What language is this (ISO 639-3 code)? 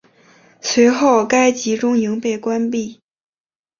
zho